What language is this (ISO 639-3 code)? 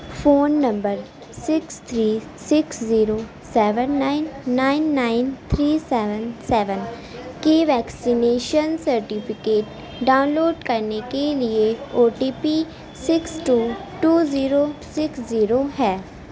urd